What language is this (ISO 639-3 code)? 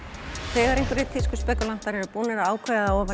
isl